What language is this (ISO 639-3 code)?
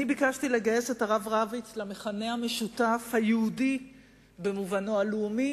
heb